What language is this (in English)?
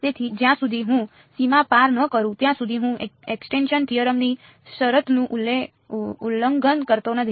Gujarati